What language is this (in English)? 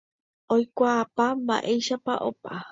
Guarani